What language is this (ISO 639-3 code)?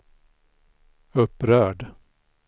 swe